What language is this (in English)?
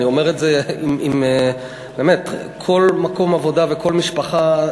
Hebrew